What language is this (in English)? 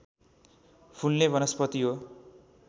Nepali